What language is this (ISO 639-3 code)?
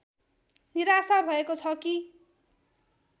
nep